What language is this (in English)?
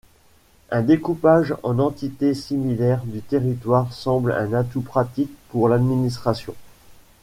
French